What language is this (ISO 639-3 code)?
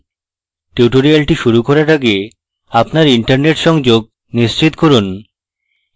ben